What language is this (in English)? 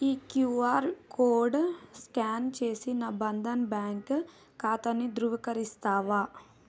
Telugu